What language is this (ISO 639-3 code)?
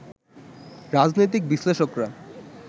ben